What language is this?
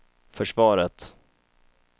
Swedish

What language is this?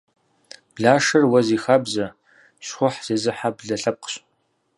Kabardian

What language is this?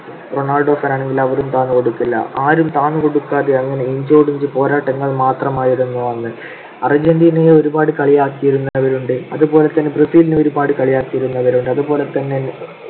Malayalam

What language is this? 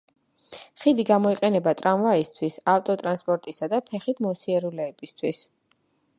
Georgian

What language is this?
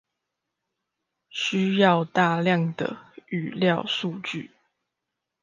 Chinese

